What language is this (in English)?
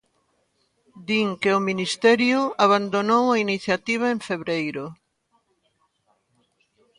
Galician